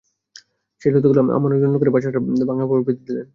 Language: Bangla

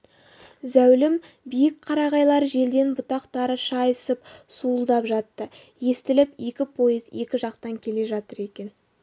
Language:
Kazakh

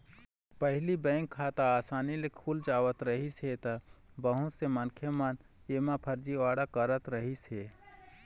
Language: Chhattisgarhi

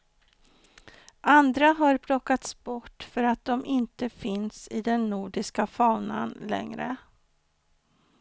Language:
Swedish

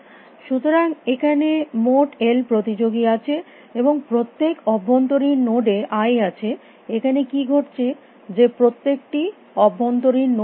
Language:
Bangla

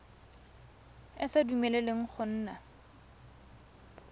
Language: Tswana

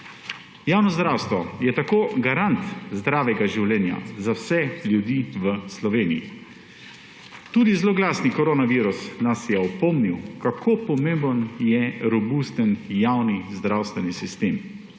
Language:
Slovenian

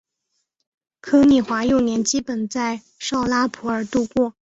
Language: Chinese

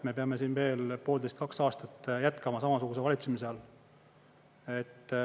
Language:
Estonian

